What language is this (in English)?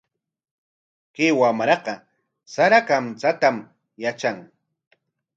Corongo Ancash Quechua